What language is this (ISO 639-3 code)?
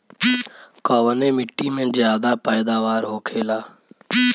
bho